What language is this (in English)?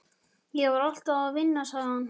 Icelandic